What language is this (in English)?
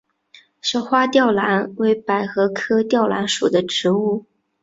Chinese